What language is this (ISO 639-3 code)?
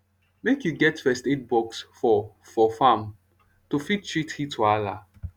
pcm